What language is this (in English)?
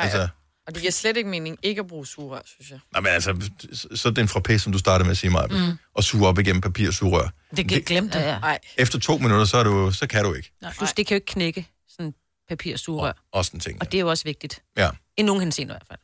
Danish